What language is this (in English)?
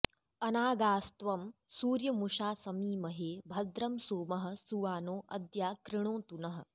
Sanskrit